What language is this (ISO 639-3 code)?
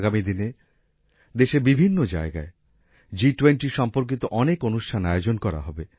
ben